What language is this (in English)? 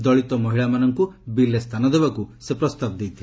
Odia